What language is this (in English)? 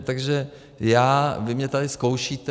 Czech